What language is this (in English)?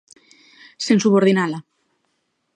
Galician